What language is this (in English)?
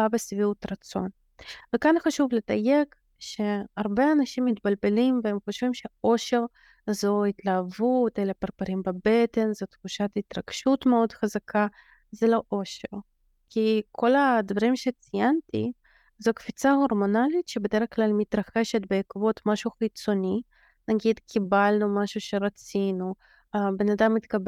Hebrew